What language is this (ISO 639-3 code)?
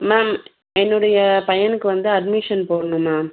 tam